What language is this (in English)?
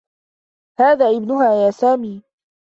Arabic